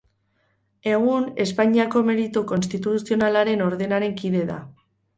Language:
Basque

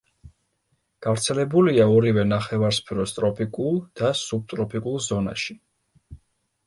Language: Georgian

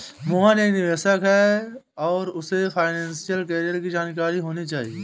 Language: Hindi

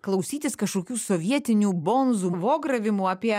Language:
Lithuanian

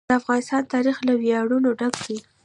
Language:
Pashto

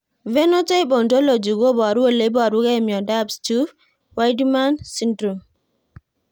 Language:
Kalenjin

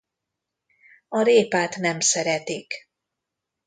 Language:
Hungarian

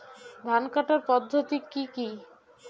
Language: Bangla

